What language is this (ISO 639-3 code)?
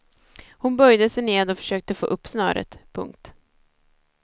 swe